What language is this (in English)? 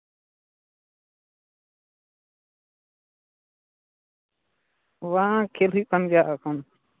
Santali